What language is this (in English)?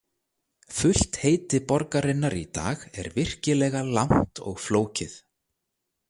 Icelandic